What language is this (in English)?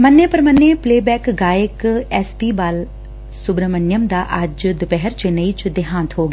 Punjabi